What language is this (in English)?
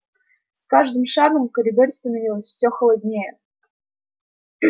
Russian